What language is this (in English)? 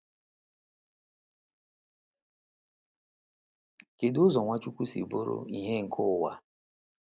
Igbo